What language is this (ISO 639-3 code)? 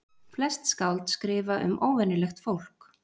isl